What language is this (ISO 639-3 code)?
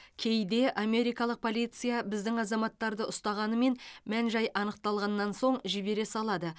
kaz